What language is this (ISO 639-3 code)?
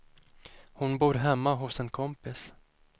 swe